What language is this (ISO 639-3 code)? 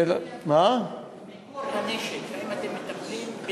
heb